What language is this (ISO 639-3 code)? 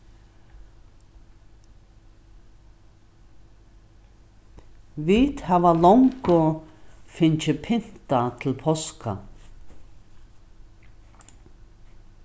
fao